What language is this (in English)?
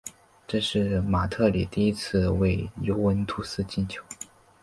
Chinese